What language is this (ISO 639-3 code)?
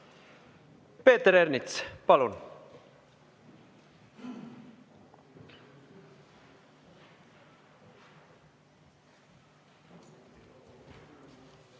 est